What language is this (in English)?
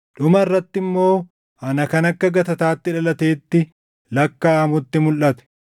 Oromo